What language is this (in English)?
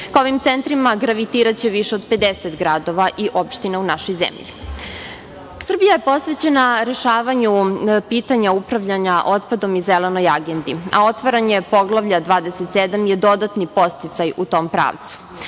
Serbian